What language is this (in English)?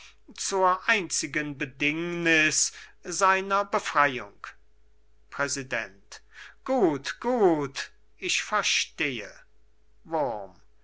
German